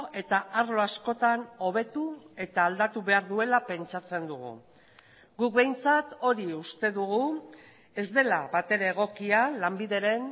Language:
Basque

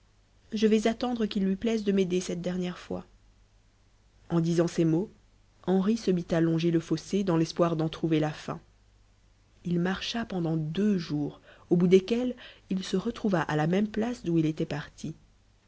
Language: French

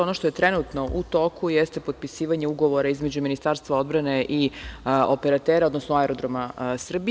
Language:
Serbian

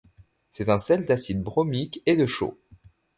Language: French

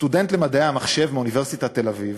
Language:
Hebrew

